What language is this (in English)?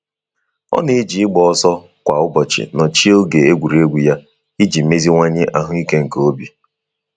Igbo